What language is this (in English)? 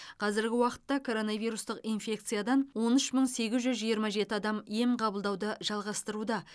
Kazakh